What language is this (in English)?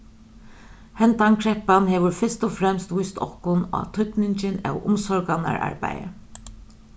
Faroese